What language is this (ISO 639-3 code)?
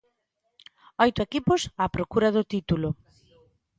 glg